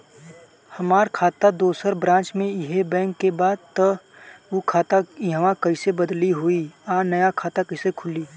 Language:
Bhojpuri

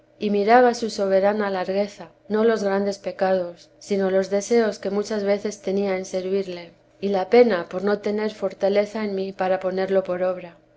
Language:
Spanish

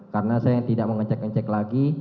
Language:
Indonesian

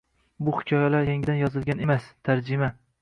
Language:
Uzbek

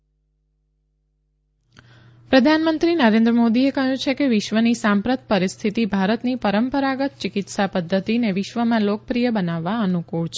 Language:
Gujarati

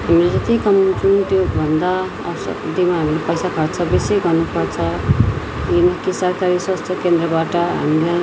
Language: Nepali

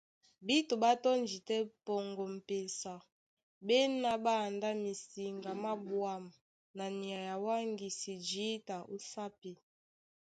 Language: Duala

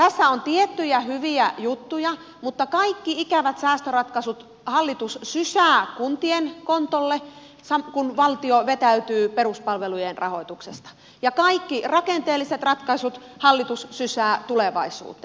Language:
Finnish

